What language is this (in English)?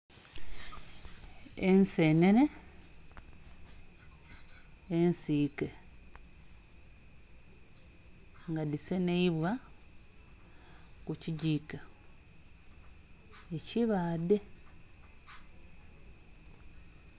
Soga